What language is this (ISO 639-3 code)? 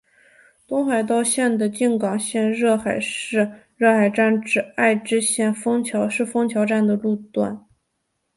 zho